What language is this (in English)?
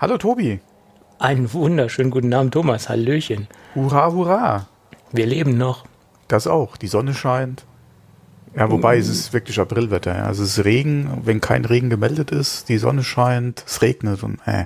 German